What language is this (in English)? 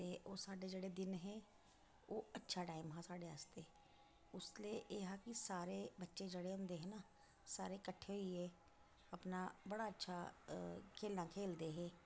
Dogri